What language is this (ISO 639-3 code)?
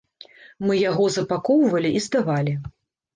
bel